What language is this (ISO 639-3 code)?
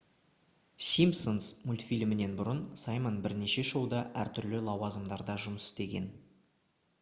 kaz